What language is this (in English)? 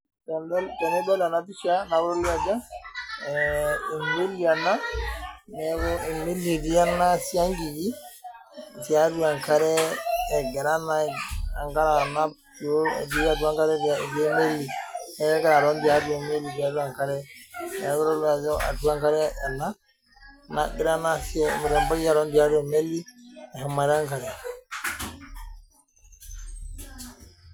Masai